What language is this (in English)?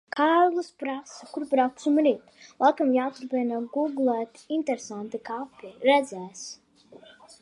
Latvian